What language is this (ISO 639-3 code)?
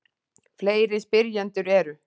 isl